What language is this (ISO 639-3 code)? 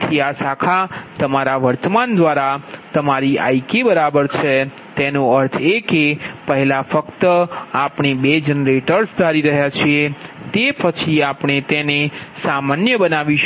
guj